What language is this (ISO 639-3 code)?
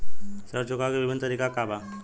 bho